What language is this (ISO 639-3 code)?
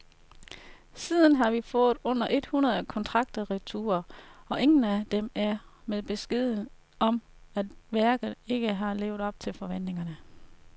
dan